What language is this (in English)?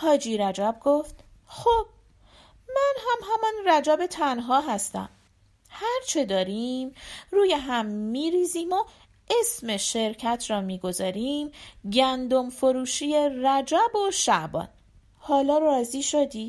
Persian